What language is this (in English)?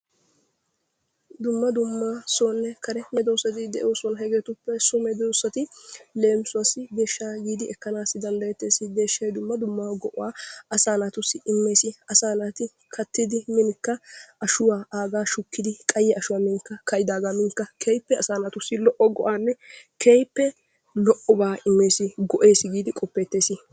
Wolaytta